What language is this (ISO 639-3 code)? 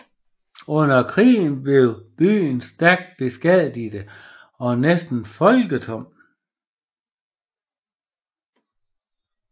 dan